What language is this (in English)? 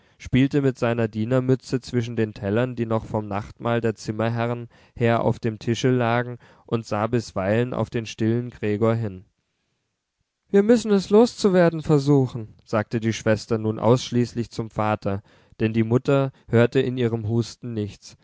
German